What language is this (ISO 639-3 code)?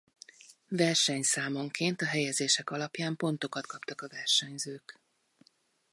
hun